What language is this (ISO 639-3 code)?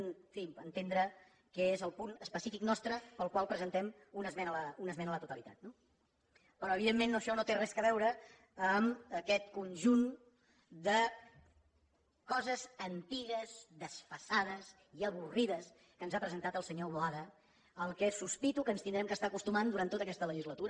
cat